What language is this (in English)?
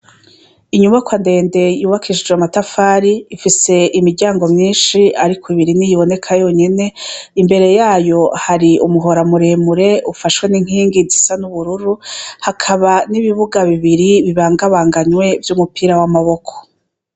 Rundi